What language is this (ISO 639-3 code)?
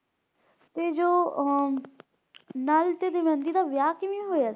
pan